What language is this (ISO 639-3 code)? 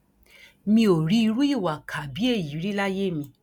yor